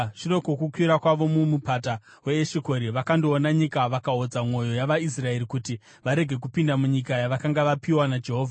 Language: Shona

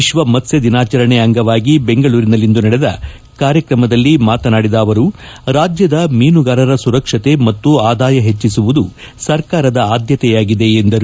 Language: Kannada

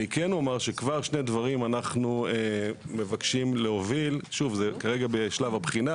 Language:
Hebrew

